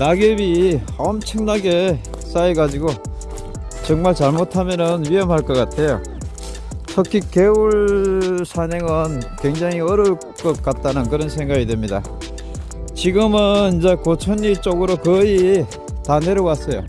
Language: Korean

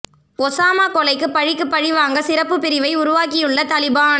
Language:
Tamil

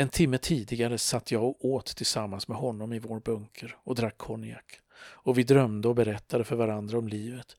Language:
Swedish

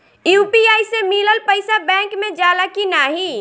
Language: Bhojpuri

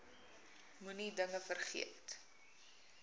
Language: Afrikaans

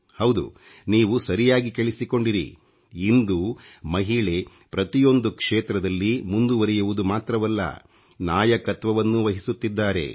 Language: Kannada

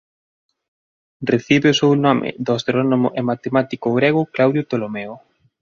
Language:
Galician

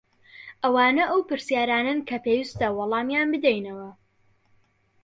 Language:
Central Kurdish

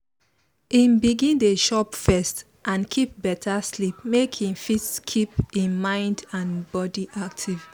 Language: Nigerian Pidgin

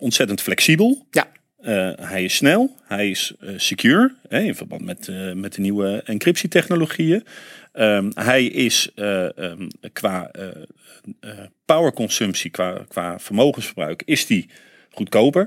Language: Dutch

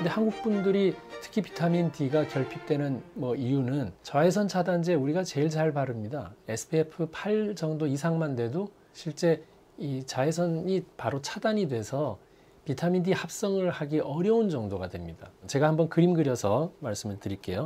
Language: Korean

